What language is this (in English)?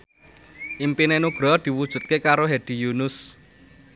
Javanese